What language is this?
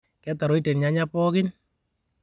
Masai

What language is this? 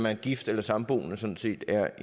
Danish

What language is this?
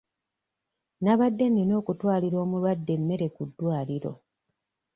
Ganda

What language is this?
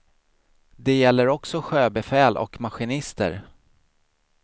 Swedish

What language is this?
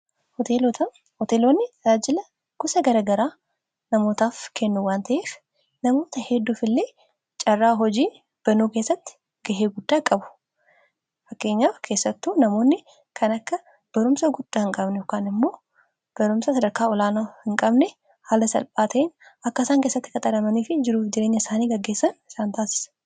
Oromo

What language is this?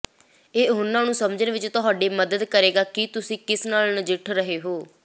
Punjabi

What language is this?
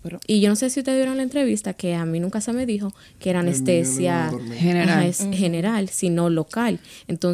Spanish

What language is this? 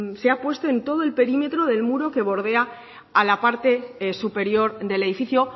Spanish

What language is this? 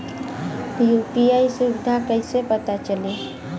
Bhojpuri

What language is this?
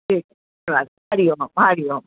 Sindhi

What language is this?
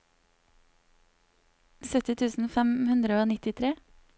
Norwegian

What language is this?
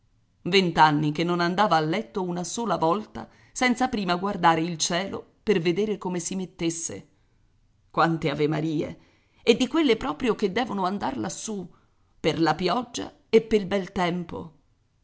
Italian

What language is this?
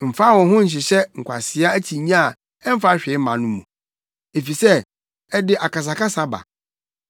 Akan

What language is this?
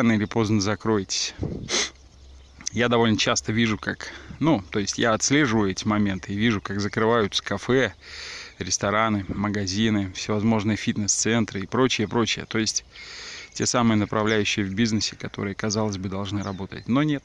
Russian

